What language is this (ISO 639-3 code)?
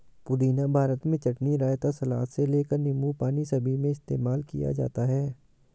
hin